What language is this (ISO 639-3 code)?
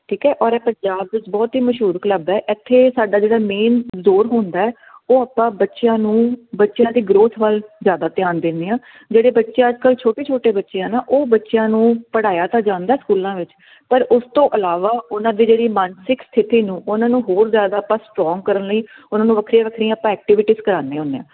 pan